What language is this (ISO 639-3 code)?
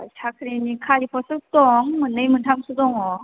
brx